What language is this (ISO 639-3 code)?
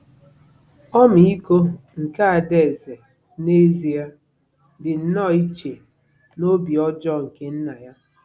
ibo